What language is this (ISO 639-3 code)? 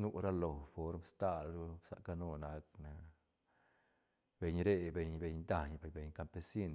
ztn